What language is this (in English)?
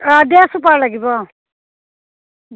Assamese